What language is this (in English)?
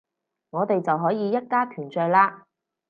Cantonese